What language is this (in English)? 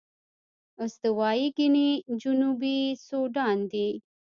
Pashto